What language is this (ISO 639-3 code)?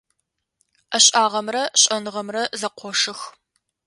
ady